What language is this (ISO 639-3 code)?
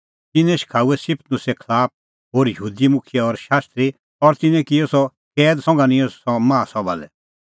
kfx